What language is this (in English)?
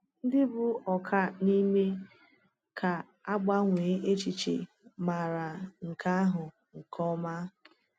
Igbo